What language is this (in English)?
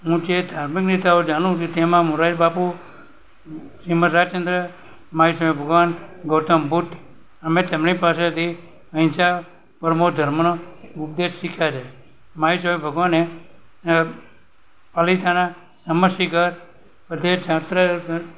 Gujarati